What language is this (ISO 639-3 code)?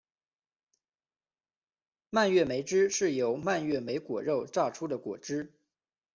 zho